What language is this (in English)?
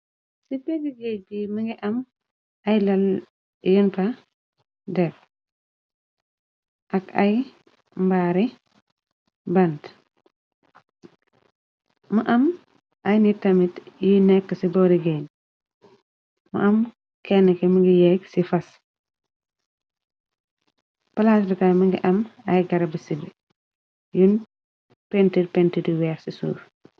Wolof